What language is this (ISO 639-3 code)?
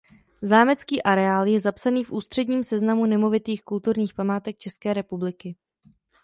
ces